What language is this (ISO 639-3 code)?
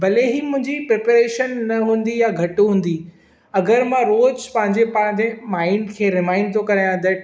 snd